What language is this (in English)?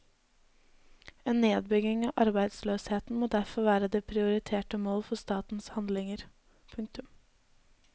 Norwegian